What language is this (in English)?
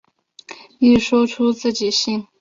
Chinese